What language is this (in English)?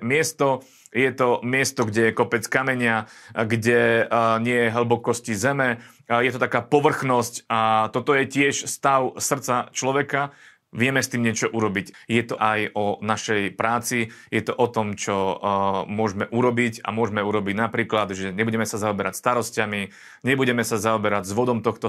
Slovak